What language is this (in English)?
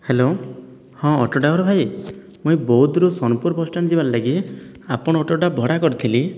Odia